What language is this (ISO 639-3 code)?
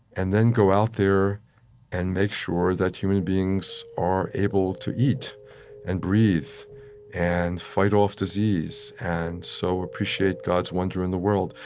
eng